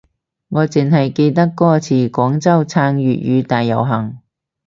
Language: Cantonese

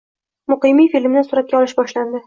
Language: Uzbek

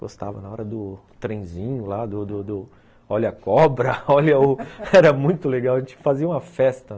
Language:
Portuguese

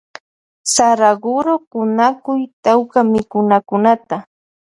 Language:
Loja Highland Quichua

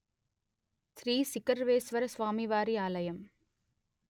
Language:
Telugu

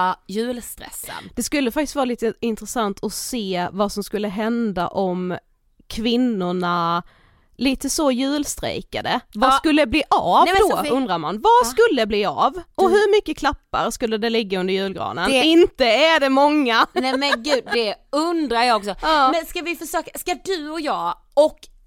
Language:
Swedish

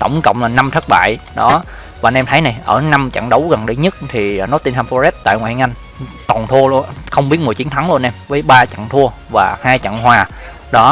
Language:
Vietnamese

